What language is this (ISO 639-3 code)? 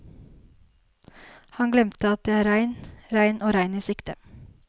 nor